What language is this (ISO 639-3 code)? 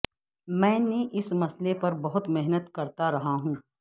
urd